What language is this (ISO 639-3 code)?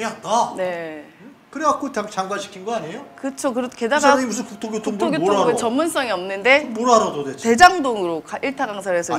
kor